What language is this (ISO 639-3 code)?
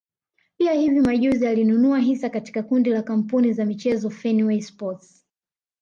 swa